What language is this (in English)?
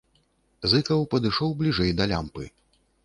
Belarusian